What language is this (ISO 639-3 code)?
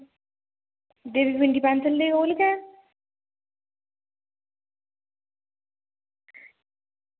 doi